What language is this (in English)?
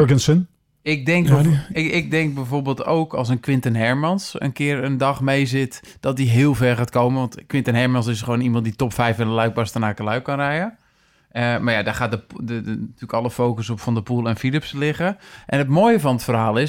Dutch